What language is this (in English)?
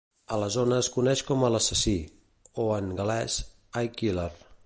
Catalan